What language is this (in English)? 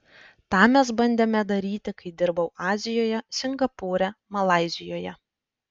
Lithuanian